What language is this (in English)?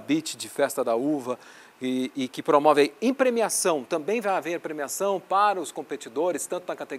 Portuguese